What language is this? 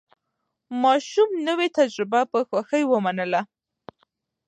Pashto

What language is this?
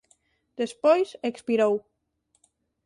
Galician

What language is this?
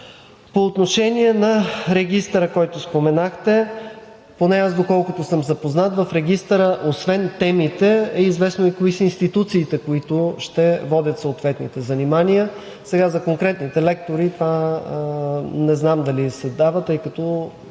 Bulgarian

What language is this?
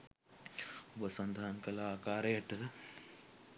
Sinhala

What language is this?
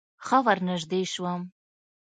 Pashto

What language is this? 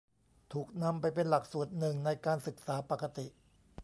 Thai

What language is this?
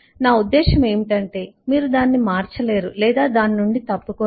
Telugu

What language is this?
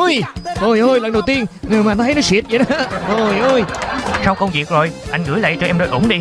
Vietnamese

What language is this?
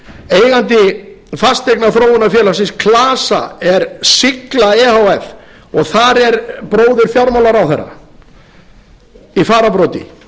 Icelandic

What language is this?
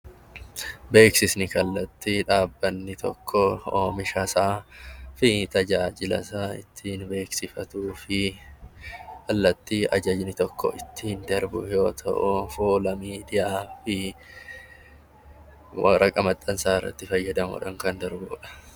Oromo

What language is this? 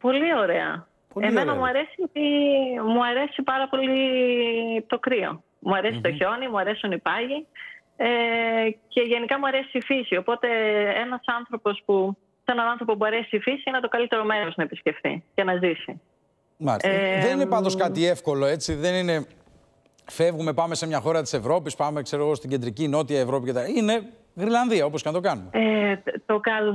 Greek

